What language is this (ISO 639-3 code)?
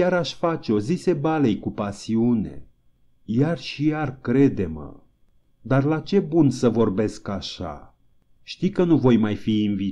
ron